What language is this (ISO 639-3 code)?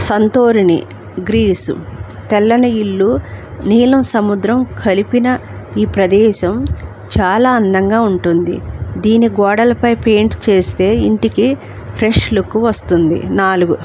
tel